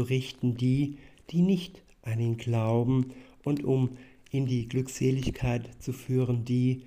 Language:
German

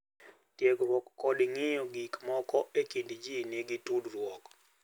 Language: Luo (Kenya and Tanzania)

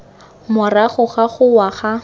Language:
Tswana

